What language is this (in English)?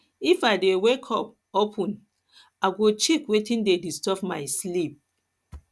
Nigerian Pidgin